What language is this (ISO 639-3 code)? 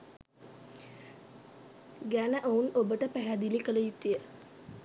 sin